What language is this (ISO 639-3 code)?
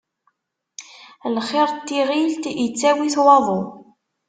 kab